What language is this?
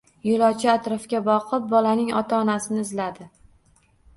Uzbek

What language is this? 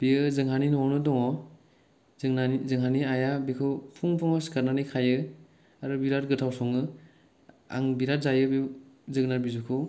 Bodo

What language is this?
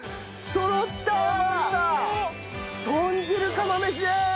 Japanese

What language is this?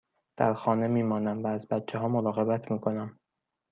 Persian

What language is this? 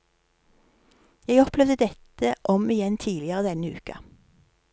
Norwegian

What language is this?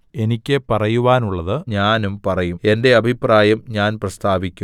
Malayalam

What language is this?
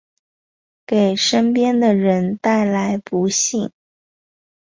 Chinese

